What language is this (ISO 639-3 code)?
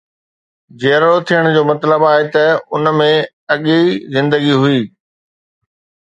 snd